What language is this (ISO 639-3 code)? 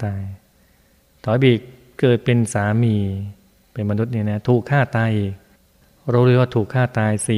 tha